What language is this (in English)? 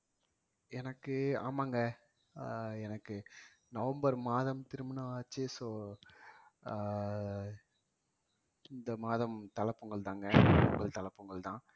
Tamil